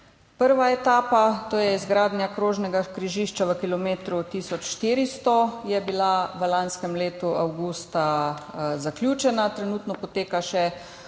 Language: Slovenian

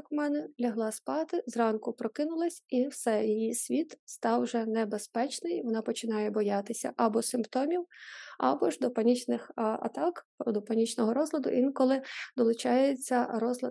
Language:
Ukrainian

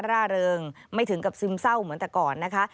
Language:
Thai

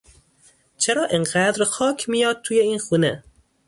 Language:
Persian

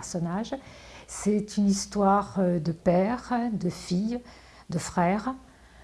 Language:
French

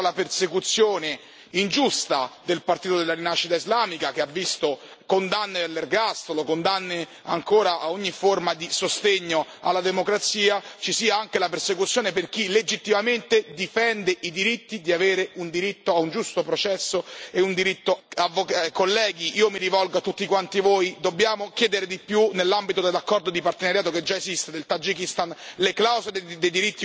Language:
Italian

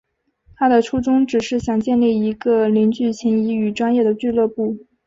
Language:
Chinese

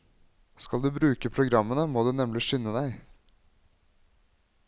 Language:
Norwegian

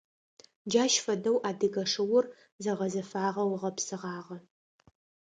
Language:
Adyghe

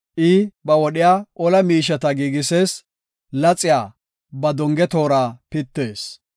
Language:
Gofa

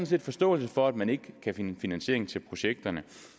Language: Danish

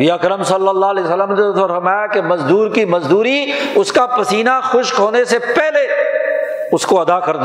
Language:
Urdu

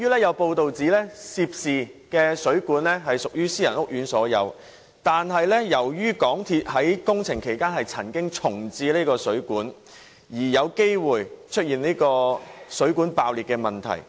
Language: Cantonese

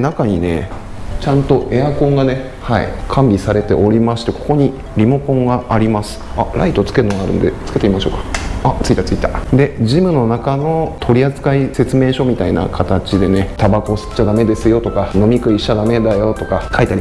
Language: Japanese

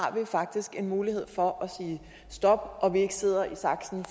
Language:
Danish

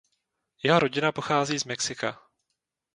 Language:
Czech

